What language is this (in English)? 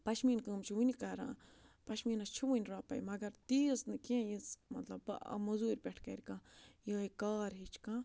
Kashmiri